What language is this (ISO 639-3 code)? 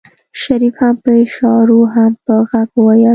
pus